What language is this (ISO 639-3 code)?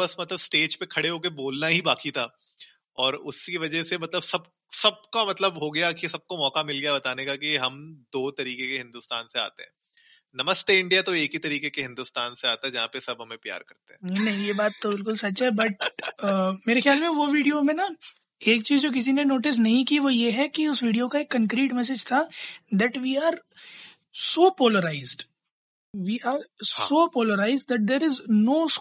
hin